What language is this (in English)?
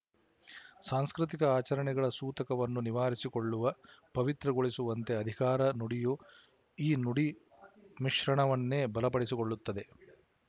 Kannada